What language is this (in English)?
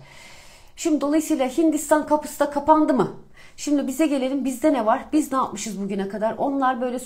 Turkish